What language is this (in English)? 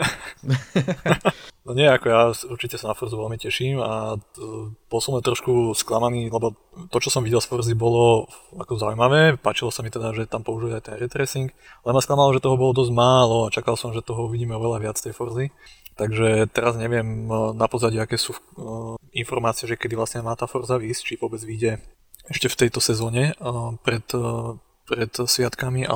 Slovak